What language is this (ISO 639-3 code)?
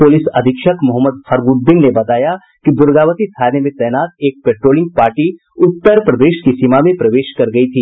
hin